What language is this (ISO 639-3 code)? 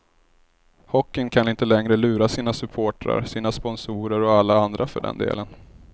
swe